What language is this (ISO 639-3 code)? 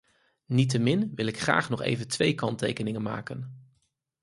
nld